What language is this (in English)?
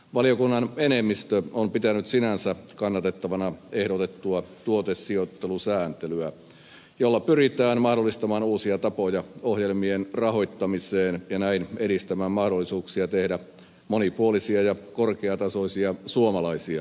Finnish